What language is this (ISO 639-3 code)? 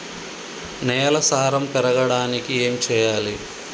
tel